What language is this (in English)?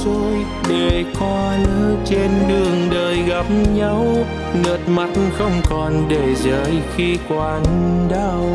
Vietnamese